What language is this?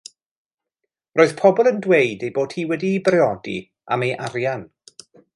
Welsh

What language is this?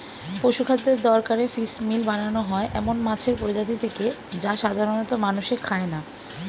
Bangla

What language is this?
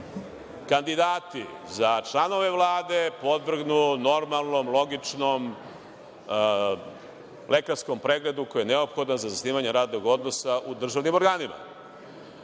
Serbian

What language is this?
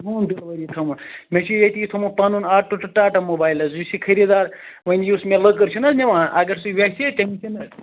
Kashmiri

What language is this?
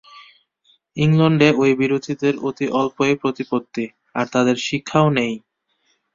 Bangla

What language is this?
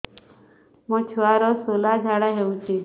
Odia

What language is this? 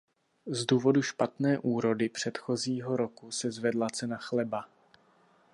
Czech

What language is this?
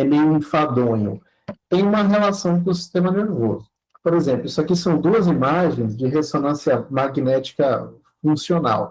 Portuguese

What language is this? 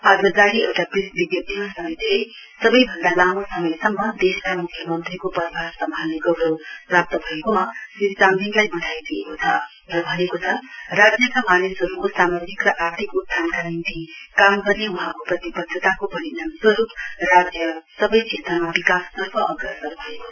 Nepali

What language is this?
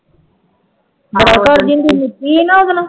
Punjabi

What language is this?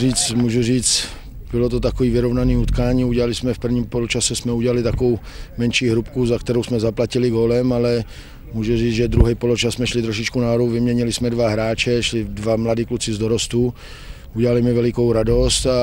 Czech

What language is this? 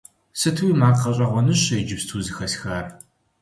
Kabardian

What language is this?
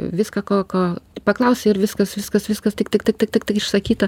Lithuanian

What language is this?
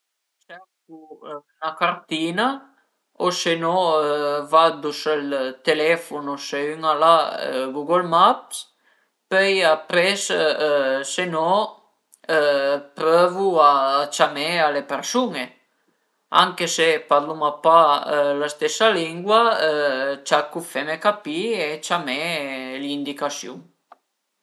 Piedmontese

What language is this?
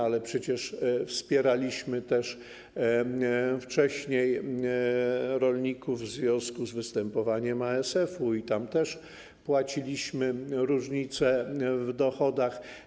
Polish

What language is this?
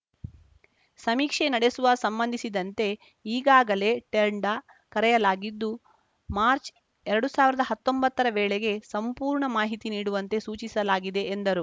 Kannada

